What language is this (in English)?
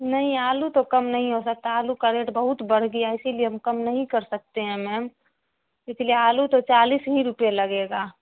Urdu